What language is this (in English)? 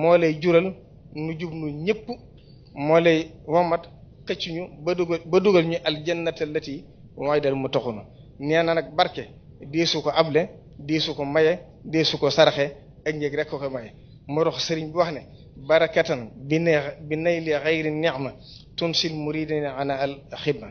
Indonesian